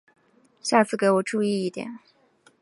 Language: Chinese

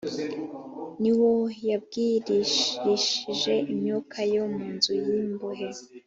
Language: Kinyarwanda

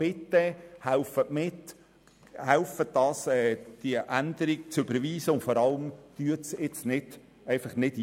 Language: Swiss German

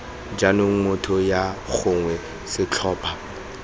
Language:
Tswana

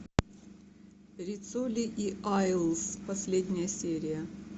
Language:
Russian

